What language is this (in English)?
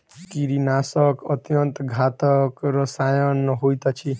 Maithili